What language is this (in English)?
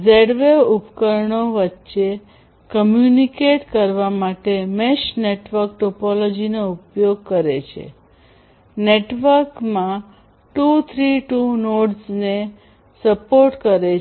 Gujarati